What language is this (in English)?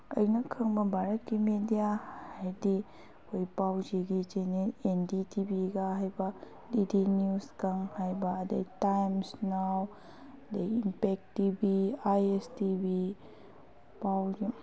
Manipuri